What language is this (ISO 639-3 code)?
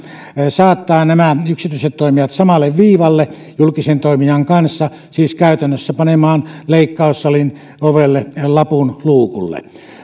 fin